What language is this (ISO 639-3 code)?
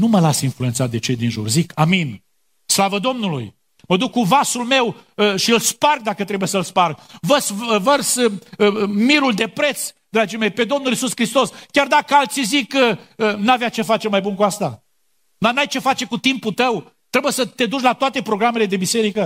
ron